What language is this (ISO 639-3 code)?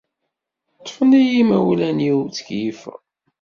kab